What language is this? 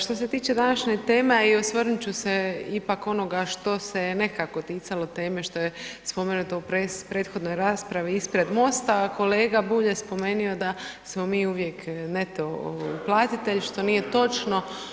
Croatian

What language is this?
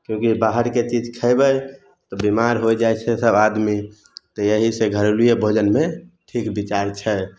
Maithili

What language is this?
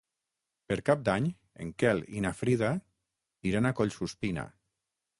Catalan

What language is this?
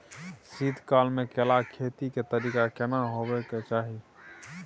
Maithili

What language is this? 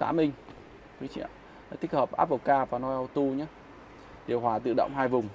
Vietnamese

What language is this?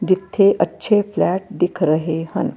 Punjabi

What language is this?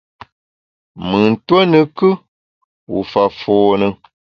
Bamun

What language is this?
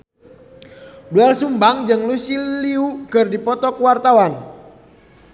Sundanese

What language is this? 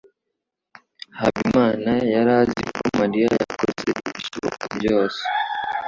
Kinyarwanda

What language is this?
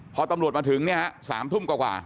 Thai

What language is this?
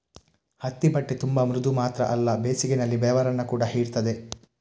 Kannada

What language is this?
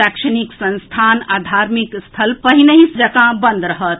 Maithili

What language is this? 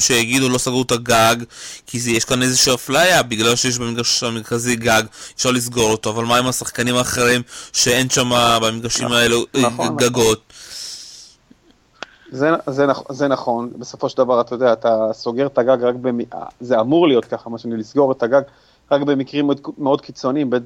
Hebrew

